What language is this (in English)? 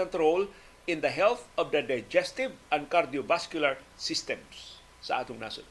Filipino